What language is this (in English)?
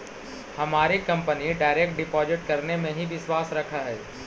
Magahi